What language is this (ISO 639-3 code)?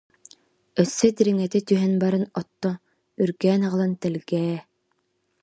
sah